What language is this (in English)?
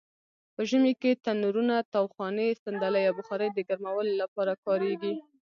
Pashto